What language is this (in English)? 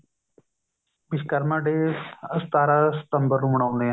Punjabi